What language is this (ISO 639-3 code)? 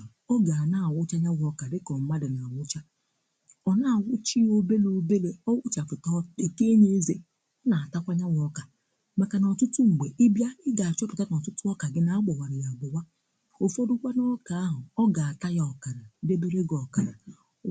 ibo